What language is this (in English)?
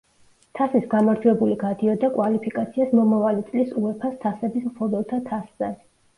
Georgian